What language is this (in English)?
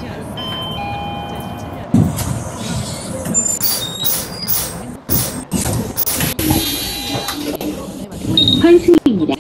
Korean